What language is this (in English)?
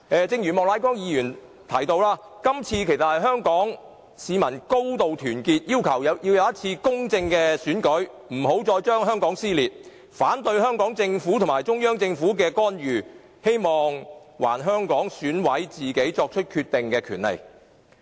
Cantonese